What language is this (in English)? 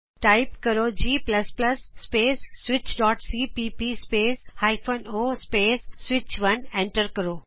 Punjabi